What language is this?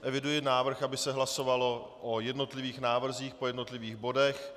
Czech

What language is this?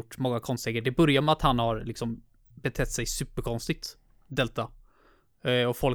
Swedish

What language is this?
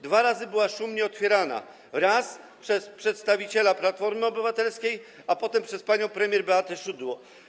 Polish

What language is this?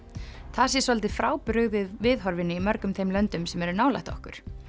Icelandic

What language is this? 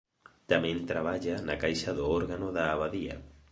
Galician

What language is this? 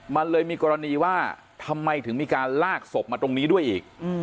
Thai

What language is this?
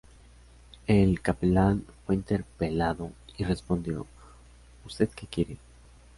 Spanish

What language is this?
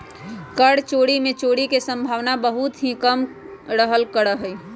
Magahi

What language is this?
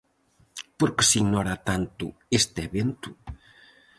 Galician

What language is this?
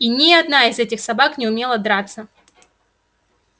Russian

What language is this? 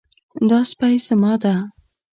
Pashto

